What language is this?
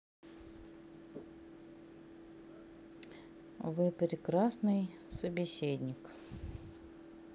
Russian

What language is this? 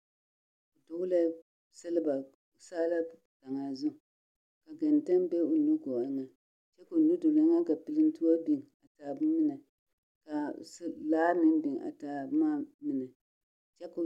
Southern Dagaare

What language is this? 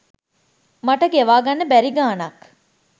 Sinhala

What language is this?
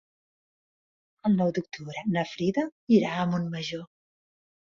Catalan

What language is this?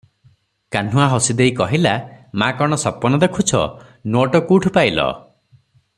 Odia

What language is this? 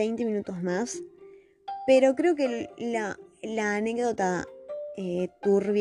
Spanish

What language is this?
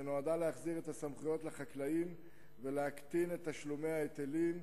Hebrew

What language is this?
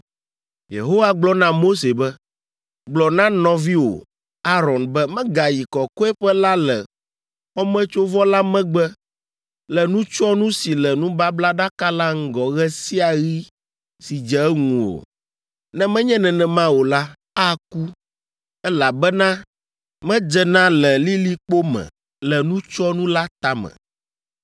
Ewe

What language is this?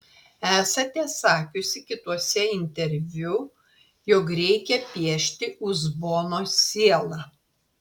Lithuanian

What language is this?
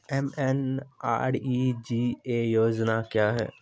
Maithili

